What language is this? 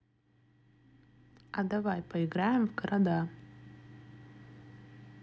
Russian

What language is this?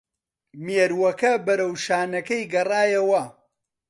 Central Kurdish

